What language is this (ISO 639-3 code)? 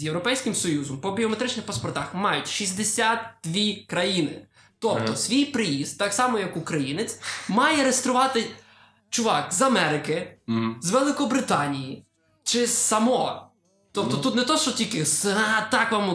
ukr